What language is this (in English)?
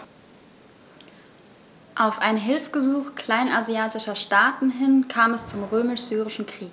German